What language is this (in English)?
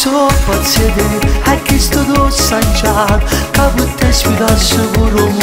Romanian